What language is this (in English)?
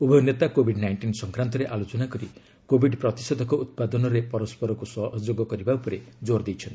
Odia